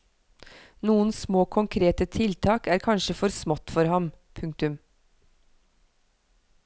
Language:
Norwegian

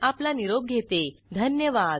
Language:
Marathi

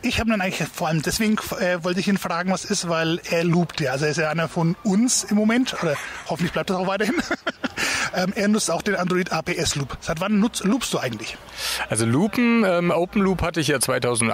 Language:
German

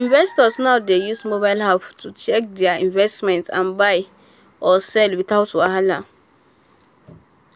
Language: Nigerian Pidgin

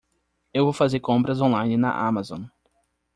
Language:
Portuguese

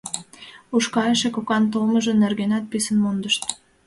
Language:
Mari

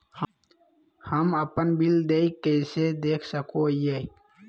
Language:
Magahi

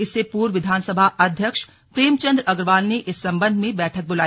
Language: Hindi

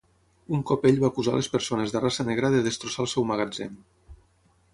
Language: Catalan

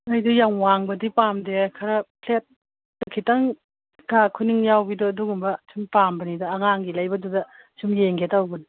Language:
Manipuri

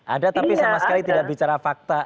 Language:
Indonesian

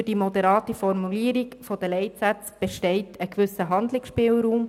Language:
Swiss German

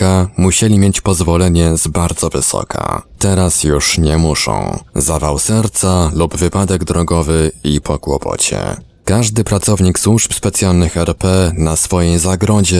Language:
Polish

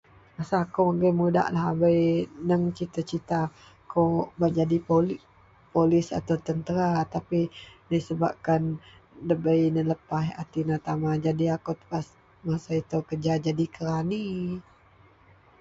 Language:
Central Melanau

